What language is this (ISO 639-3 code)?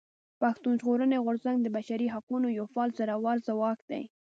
pus